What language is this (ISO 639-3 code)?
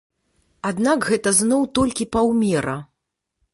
bel